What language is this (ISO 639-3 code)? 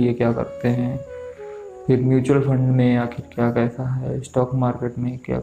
hin